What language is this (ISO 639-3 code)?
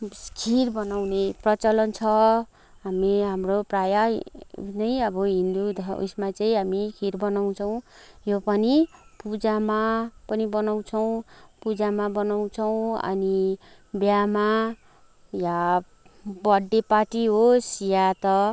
nep